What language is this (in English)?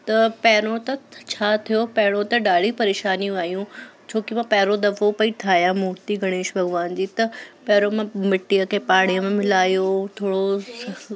Sindhi